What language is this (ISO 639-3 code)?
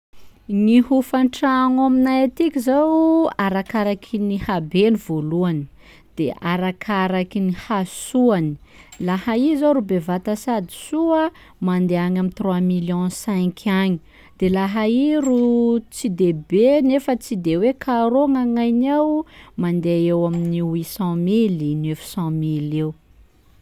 skg